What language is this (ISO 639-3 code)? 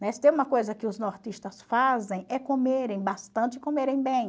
por